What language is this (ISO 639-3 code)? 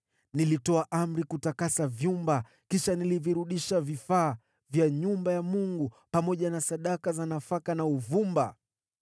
swa